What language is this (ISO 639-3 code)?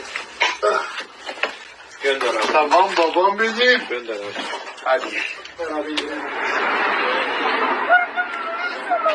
tur